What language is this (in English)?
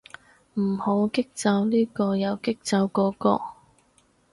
Cantonese